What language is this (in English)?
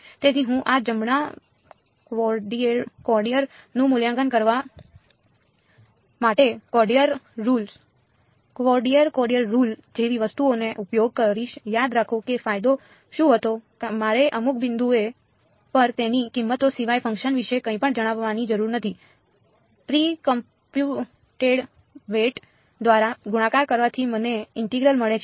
Gujarati